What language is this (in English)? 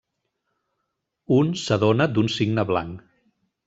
Catalan